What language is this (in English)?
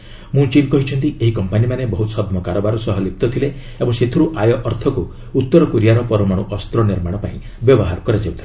Odia